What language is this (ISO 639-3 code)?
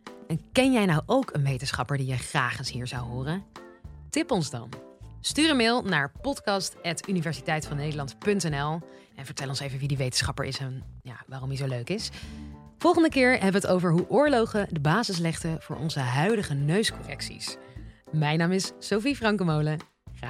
nld